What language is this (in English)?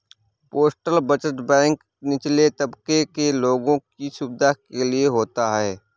Hindi